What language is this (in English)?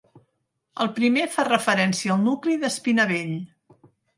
Catalan